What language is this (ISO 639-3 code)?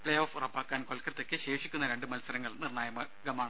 mal